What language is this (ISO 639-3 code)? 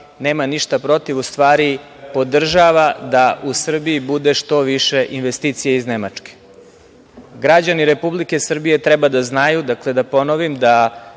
srp